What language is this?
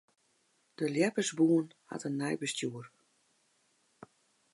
Western Frisian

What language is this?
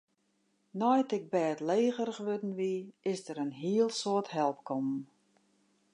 Western Frisian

